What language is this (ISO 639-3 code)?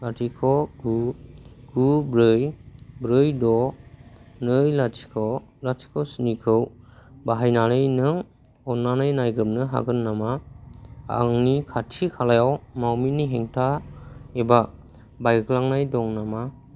brx